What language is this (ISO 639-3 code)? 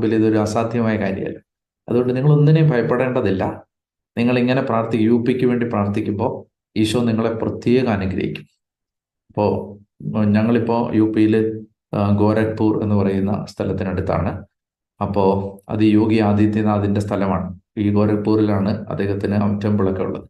mal